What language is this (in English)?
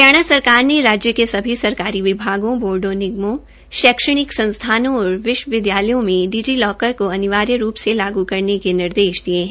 Hindi